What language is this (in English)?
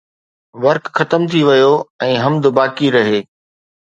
Sindhi